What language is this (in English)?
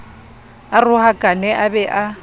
Southern Sotho